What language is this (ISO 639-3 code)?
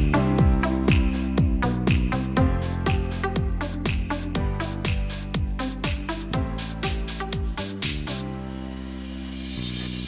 ind